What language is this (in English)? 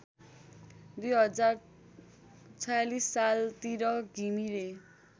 Nepali